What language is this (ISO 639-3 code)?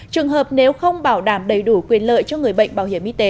vie